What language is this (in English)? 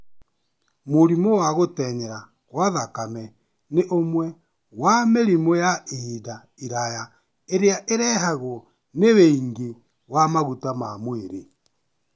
Kikuyu